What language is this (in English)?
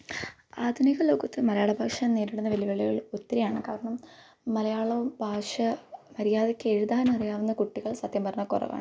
Malayalam